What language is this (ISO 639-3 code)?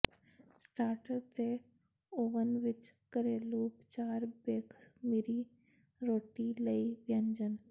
pan